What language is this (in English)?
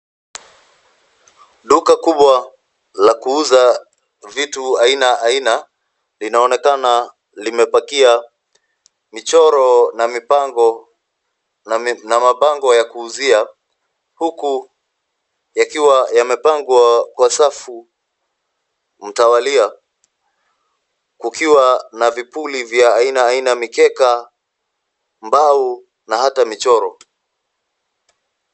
Swahili